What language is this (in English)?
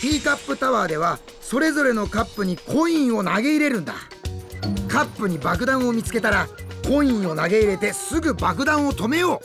Japanese